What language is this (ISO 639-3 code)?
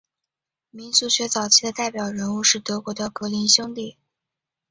zho